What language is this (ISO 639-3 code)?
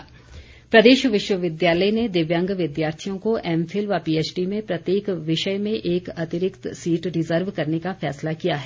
hin